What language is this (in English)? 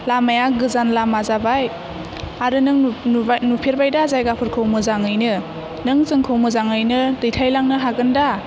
Bodo